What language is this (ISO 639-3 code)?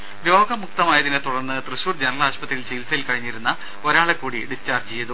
mal